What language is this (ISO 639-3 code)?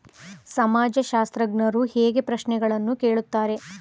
kan